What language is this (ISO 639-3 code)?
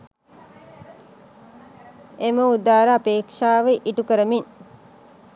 sin